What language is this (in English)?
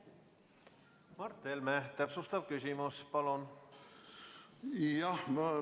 Estonian